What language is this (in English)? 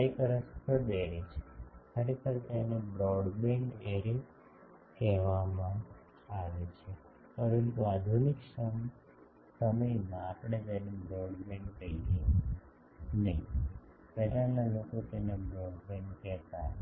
Gujarati